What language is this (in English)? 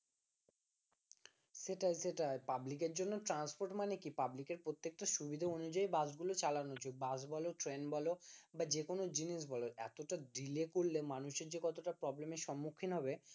Bangla